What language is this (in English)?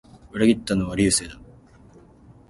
Japanese